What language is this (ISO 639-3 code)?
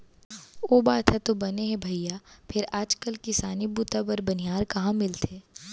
hne